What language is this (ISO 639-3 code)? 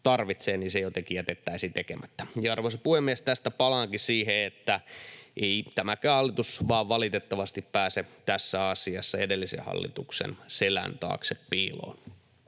fin